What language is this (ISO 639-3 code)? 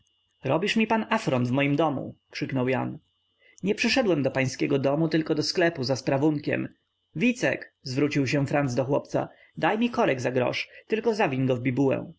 pol